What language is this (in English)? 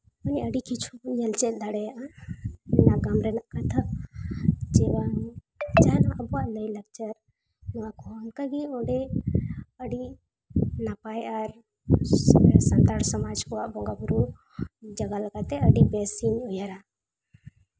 Santali